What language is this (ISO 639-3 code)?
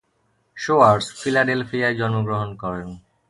ben